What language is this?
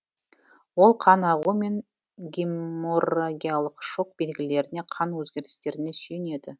Kazakh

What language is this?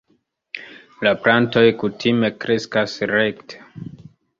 Esperanto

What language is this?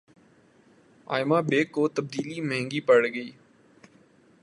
Urdu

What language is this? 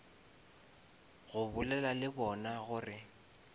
Northern Sotho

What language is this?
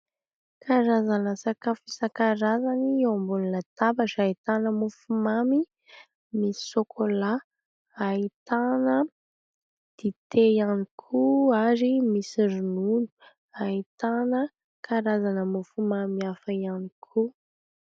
Malagasy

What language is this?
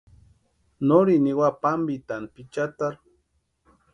Western Highland Purepecha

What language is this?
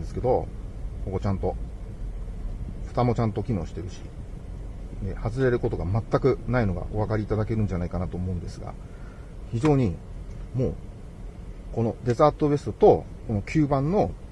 Japanese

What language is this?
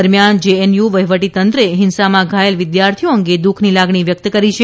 Gujarati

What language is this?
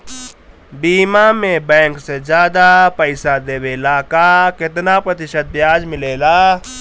Bhojpuri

